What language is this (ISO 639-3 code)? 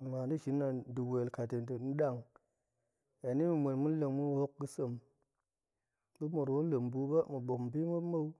ank